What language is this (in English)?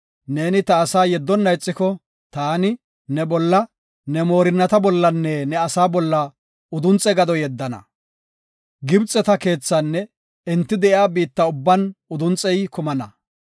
Gofa